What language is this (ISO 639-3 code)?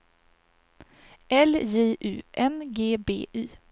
swe